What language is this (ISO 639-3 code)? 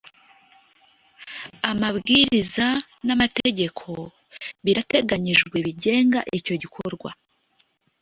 kin